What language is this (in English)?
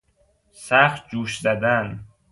Persian